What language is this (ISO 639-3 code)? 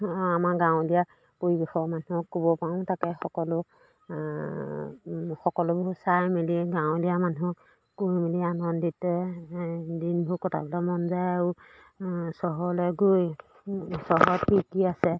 asm